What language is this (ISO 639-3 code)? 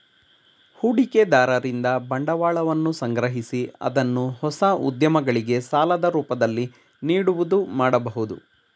kan